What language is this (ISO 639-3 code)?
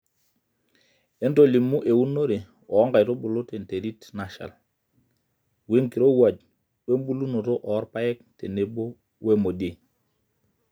mas